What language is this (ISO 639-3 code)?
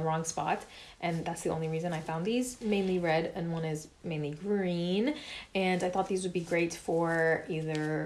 eng